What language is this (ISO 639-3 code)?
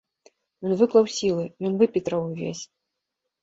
bel